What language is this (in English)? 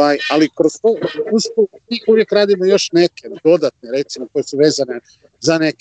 Croatian